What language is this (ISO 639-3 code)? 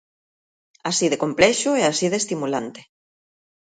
glg